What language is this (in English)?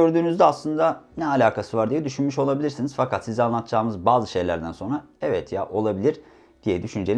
Turkish